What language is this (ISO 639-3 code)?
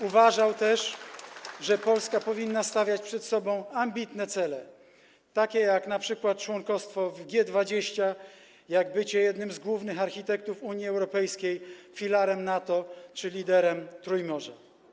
pol